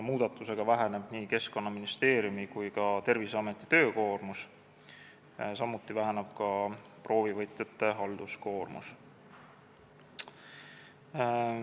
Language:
Estonian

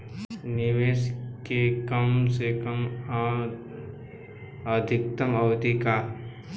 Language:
Bhojpuri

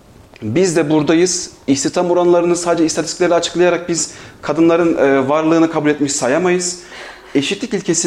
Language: Turkish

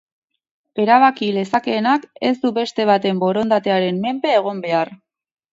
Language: Basque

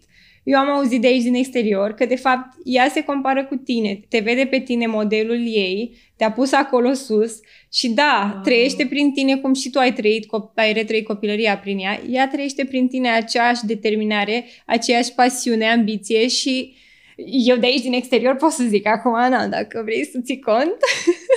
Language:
Romanian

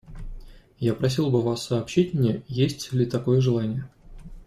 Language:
Russian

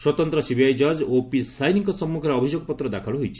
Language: Odia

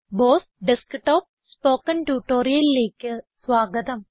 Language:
Malayalam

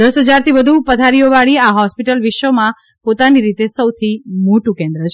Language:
Gujarati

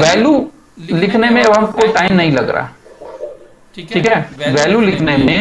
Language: Hindi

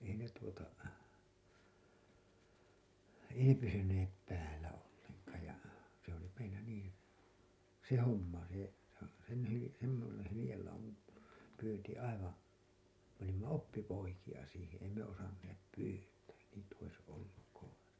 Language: Finnish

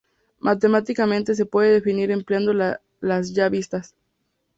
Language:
Spanish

